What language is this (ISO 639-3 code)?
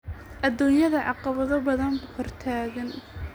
som